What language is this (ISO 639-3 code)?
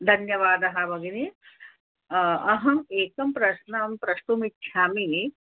san